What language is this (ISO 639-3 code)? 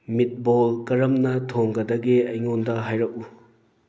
mni